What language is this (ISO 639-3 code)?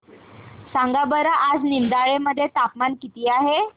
mar